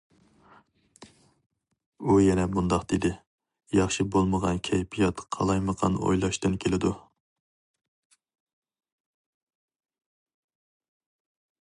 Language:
Uyghur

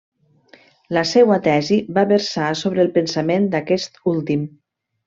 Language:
Catalan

